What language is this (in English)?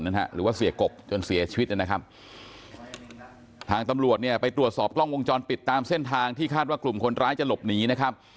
Thai